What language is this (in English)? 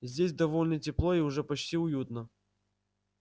Russian